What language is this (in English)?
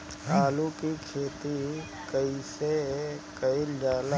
Bhojpuri